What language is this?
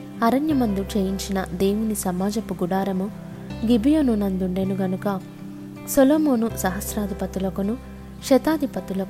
Telugu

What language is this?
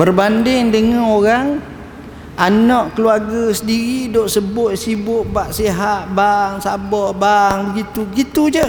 Malay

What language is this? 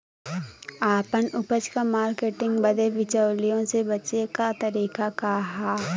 Bhojpuri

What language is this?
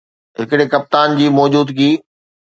Sindhi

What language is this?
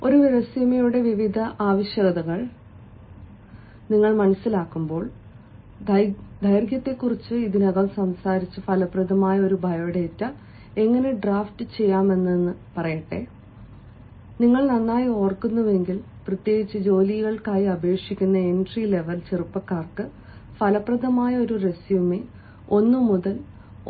Malayalam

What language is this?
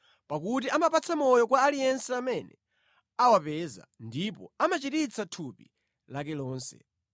Nyanja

